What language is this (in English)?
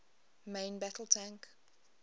English